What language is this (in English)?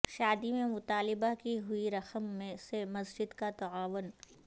Urdu